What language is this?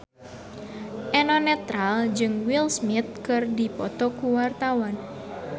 Sundanese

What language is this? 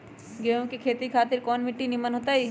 Magahi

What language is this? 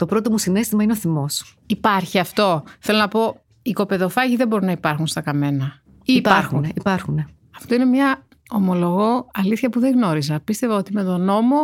Greek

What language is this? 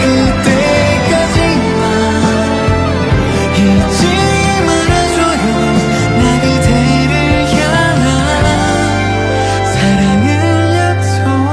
Korean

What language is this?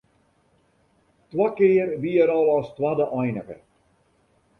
Western Frisian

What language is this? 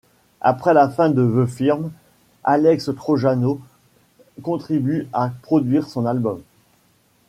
French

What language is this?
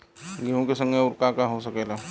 Bhojpuri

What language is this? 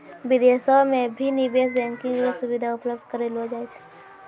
Maithili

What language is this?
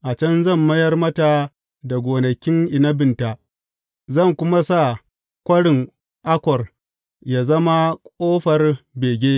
Hausa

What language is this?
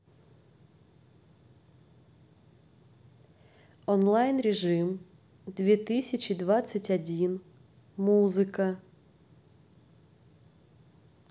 Russian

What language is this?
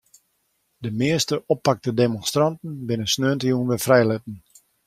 Western Frisian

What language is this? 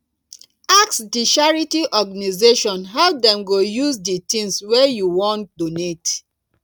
Nigerian Pidgin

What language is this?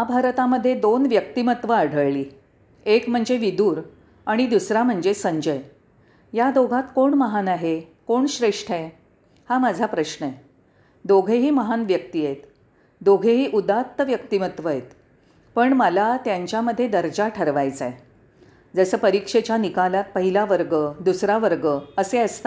Marathi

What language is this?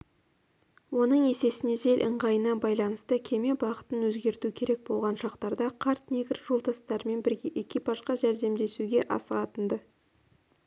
Kazakh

